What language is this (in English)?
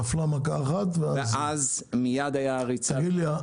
Hebrew